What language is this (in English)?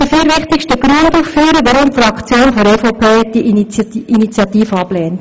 Swiss German